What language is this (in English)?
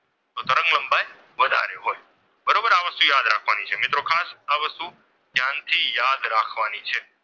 Gujarati